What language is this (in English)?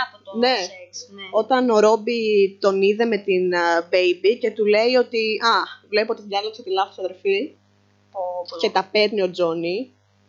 Greek